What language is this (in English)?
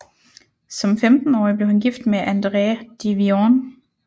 Danish